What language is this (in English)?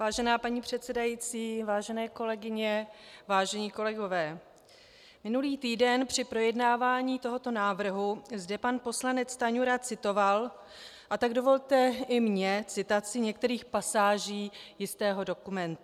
Czech